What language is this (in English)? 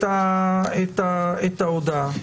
Hebrew